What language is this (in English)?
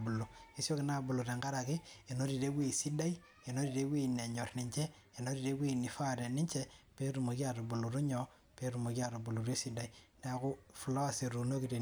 Masai